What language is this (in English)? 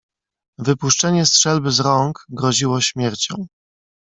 Polish